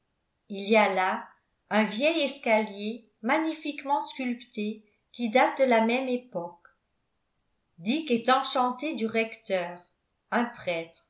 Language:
French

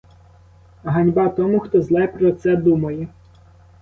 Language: Ukrainian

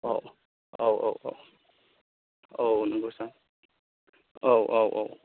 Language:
Bodo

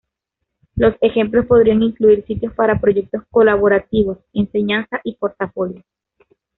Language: Spanish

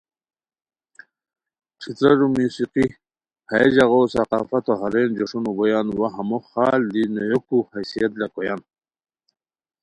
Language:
Khowar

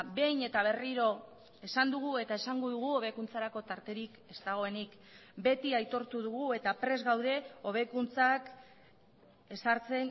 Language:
Basque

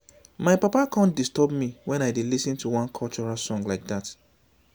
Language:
Nigerian Pidgin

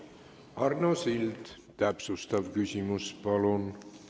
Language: Estonian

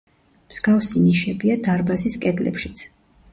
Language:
Georgian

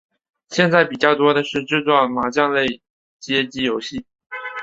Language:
Chinese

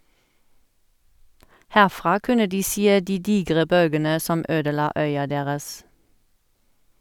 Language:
Norwegian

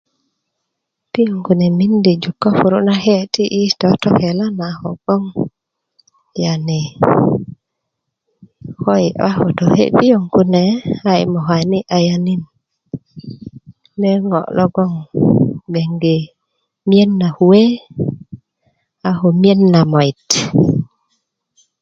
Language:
Kuku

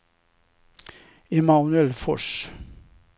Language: Swedish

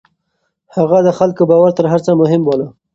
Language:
Pashto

